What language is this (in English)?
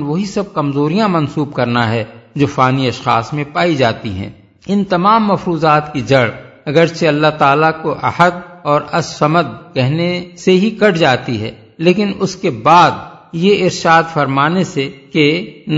Urdu